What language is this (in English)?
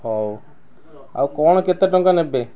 Odia